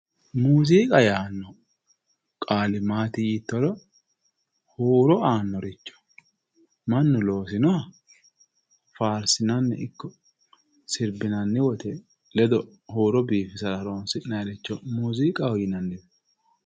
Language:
Sidamo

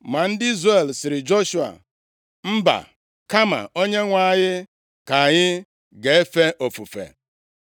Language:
Igbo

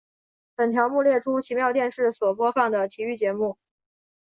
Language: Chinese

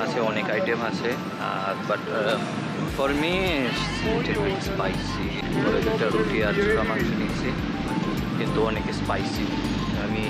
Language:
Bangla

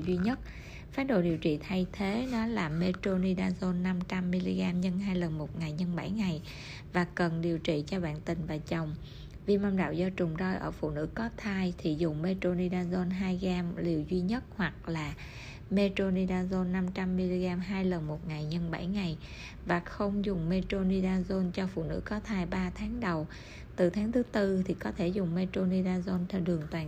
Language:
Vietnamese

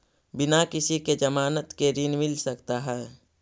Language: Magahi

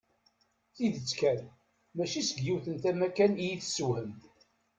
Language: Kabyle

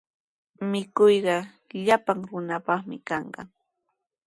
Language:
Sihuas Ancash Quechua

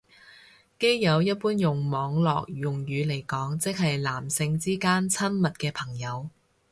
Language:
Cantonese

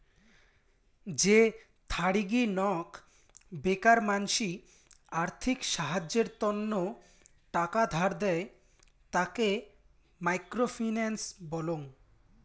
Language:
Bangla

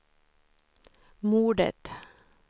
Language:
Swedish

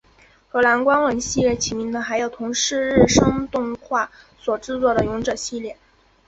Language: Chinese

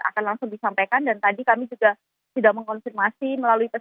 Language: Indonesian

